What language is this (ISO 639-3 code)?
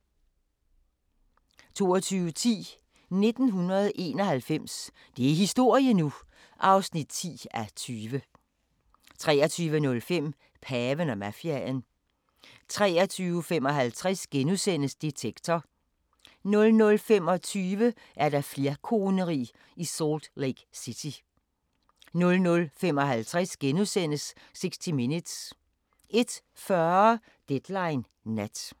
dan